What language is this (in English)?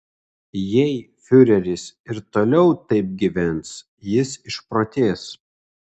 Lithuanian